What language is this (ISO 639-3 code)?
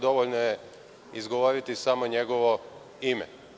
srp